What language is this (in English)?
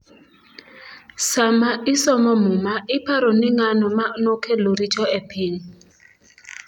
Luo (Kenya and Tanzania)